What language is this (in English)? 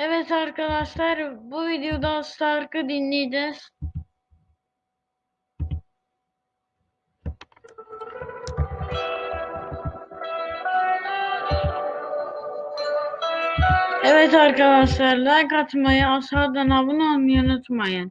Turkish